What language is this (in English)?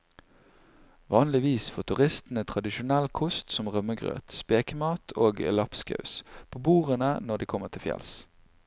Norwegian